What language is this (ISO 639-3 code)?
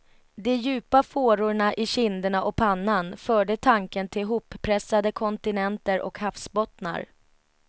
swe